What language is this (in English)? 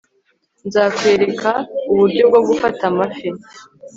Kinyarwanda